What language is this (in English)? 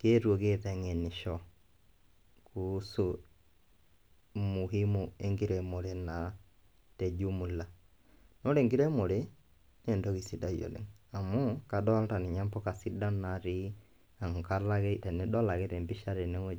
Masai